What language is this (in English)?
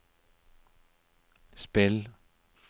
Norwegian